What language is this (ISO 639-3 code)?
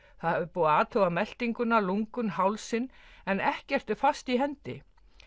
isl